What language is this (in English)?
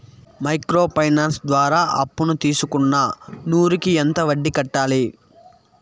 Telugu